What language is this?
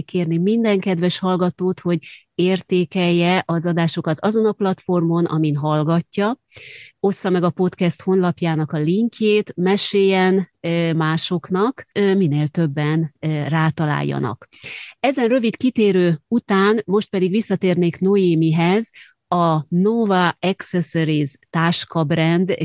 Hungarian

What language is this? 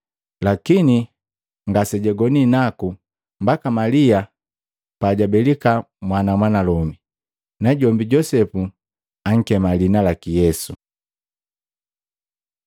Matengo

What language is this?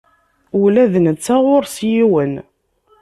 Kabyle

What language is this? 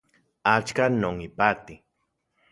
Central Puebla Nahuatl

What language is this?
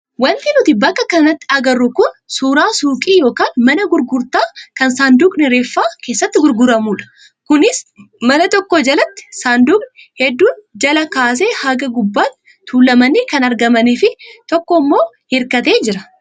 Oromo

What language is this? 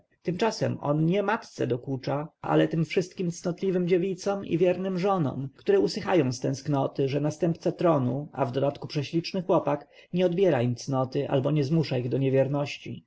Polish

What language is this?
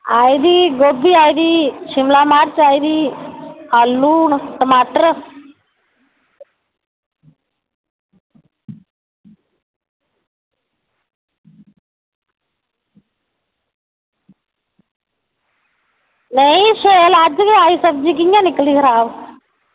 Dogri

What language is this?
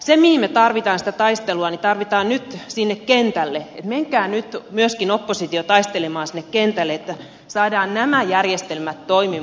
Finnish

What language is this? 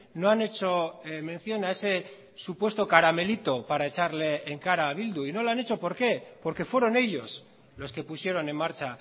Spanish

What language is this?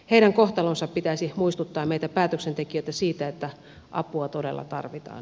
Finnish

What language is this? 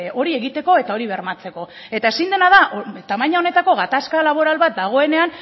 Basque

